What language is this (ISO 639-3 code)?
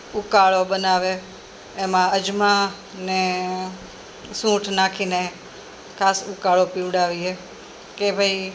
guj